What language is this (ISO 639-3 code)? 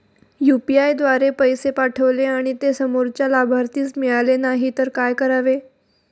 mar